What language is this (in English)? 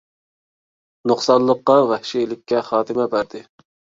Uyghur